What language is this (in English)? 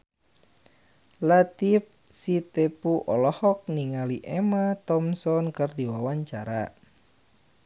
Sundanese